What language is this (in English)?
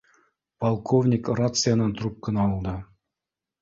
Bashkir